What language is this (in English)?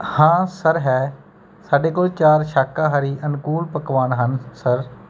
Punjabi